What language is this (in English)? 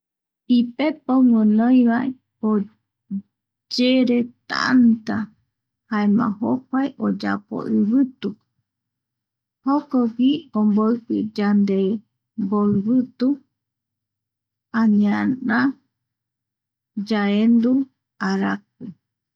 Eastern Bolivian Guaraní